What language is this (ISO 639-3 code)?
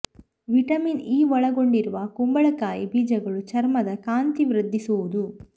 kan